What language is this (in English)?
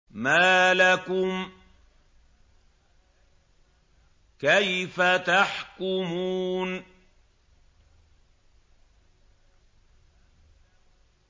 Arabic